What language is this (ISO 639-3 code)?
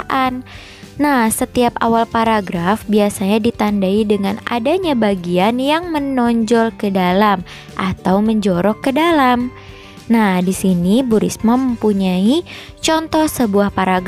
ind